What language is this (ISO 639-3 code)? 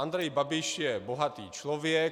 ces